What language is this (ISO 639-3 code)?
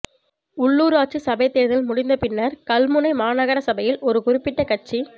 tam